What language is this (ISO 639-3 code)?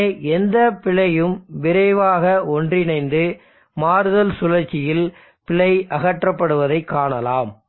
tam